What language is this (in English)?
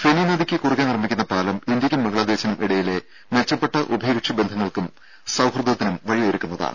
Malayalam